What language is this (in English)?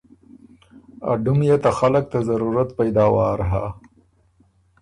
Ormuri